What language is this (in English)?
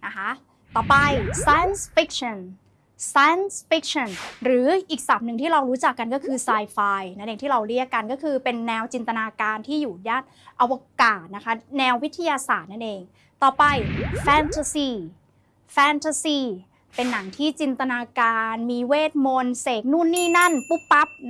Thai